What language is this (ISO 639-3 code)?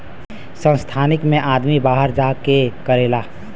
bho